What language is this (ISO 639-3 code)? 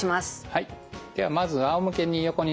jpn